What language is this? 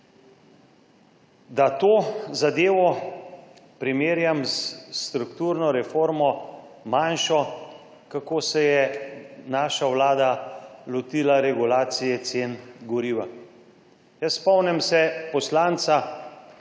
Slovenian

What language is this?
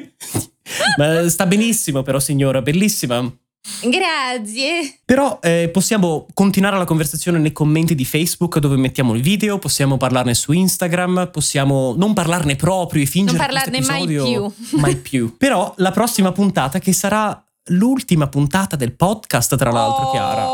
Italian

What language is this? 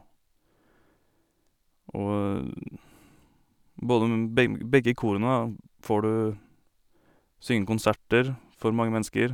Norwegian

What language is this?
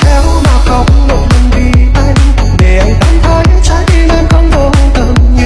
Vietnamese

